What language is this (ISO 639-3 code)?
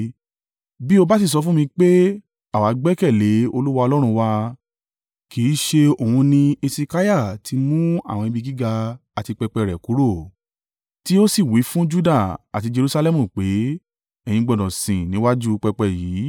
yor